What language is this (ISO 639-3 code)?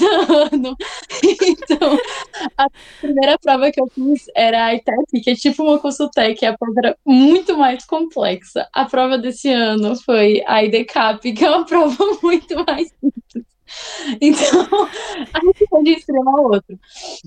por